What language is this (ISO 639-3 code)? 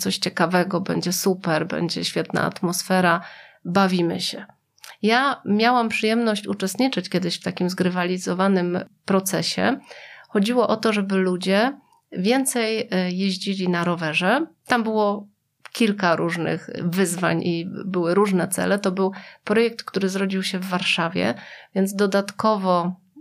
pol